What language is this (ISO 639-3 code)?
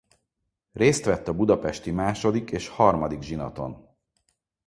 hun